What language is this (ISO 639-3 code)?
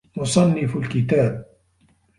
ara